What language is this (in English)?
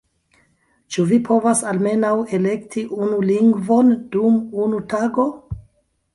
Esperanto